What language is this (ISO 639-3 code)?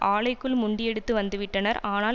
tam